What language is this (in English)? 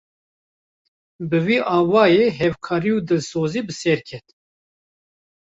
Kurdish